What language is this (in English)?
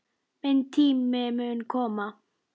Icelandic